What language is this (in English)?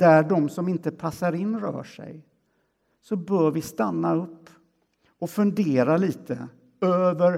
Swedish